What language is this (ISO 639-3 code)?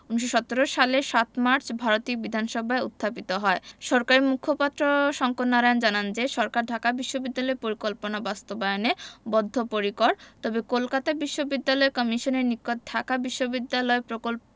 ben